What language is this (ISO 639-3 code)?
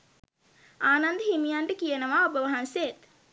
sin